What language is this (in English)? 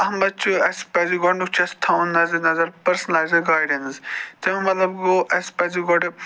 Kashmiri